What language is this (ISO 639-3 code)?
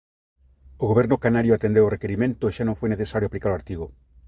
glg